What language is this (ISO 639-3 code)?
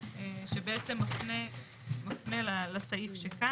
heb